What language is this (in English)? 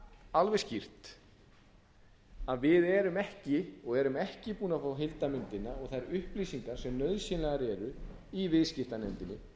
Icelandic